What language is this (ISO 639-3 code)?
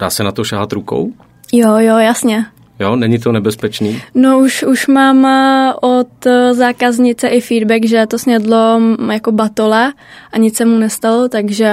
ces